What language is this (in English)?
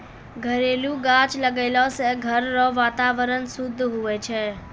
Maithili